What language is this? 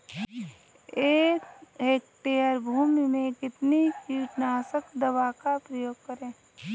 Hindi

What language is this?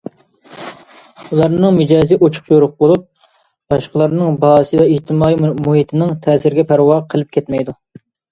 Uyghur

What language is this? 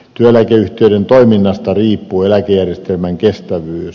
Finnish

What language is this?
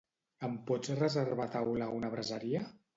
Catalan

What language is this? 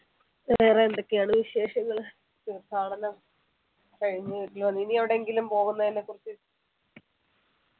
Malayalam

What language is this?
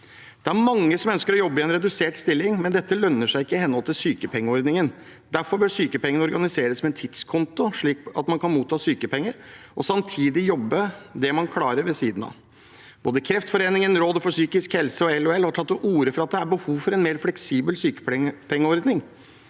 Norwegian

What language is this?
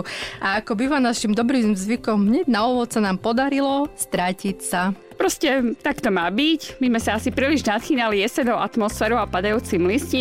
Slovak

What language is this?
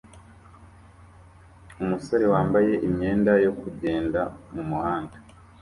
Kinyarwanda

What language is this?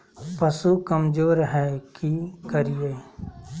Magahi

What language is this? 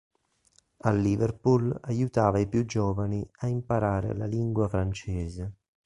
Italian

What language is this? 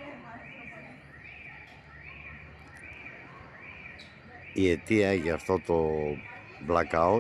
Greek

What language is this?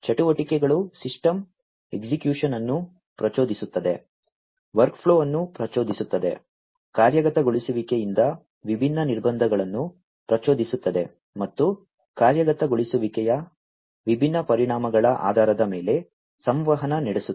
Kannada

